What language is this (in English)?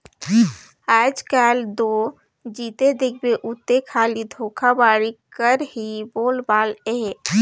Chhattisgarhi